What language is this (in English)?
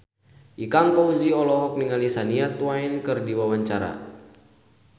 Sundanese